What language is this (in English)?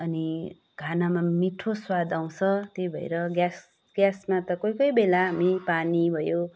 Nepali